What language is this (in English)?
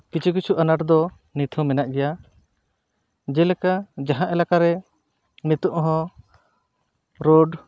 Santali